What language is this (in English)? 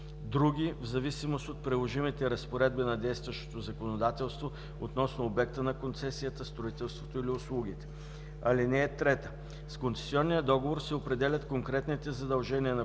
Bulgarian